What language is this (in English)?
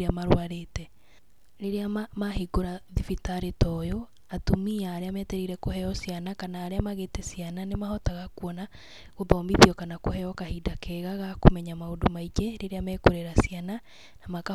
Kikuyu